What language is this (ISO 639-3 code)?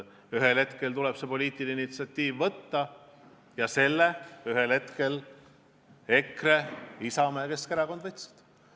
est